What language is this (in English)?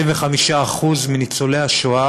Hebrew